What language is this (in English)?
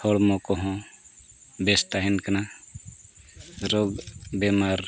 Santali